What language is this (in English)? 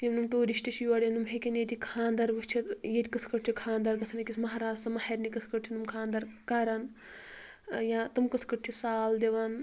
Kashmiri